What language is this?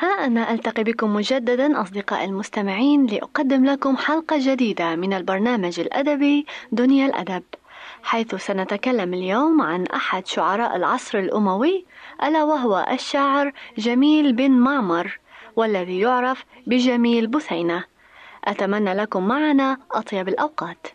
Arabic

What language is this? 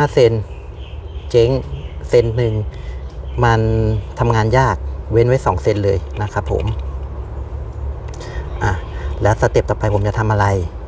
Thai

